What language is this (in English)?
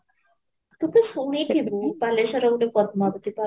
Odia